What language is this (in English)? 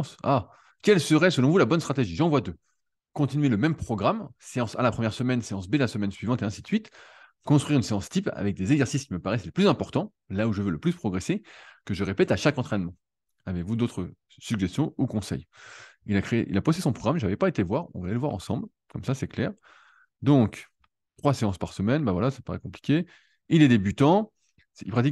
French